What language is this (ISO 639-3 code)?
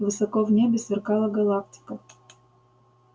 rus